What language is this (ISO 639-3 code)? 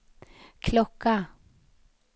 swe